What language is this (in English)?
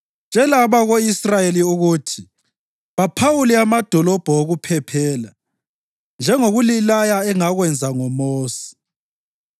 North Ndebele